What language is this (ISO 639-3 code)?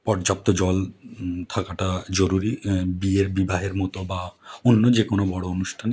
ben